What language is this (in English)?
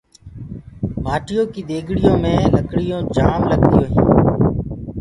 Gurgula